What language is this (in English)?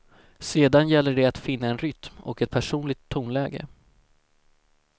Swedish